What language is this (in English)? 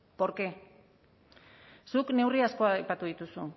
Basque